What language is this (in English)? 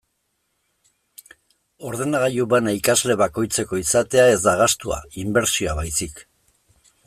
Basque